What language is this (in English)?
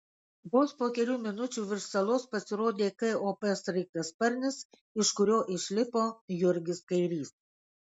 Lithuanian